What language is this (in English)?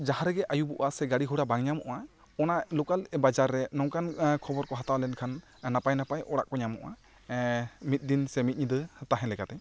Santali